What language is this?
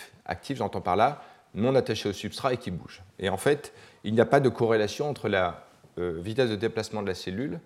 French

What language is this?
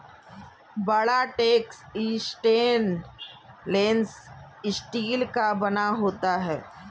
Hindi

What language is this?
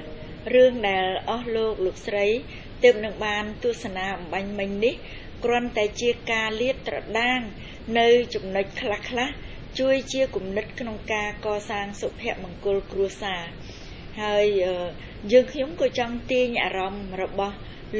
Thai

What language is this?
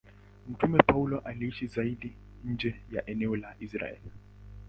Swahili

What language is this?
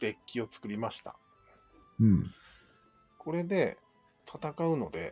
Japanese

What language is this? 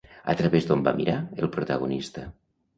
Catalan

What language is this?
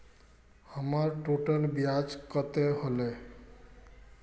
Magahi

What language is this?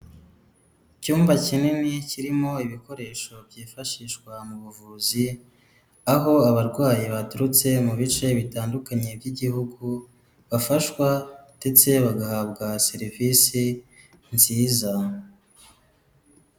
Kinyarwanda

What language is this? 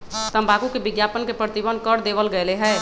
Magahi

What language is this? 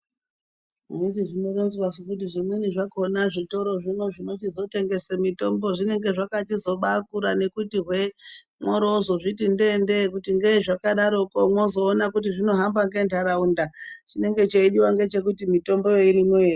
Ndau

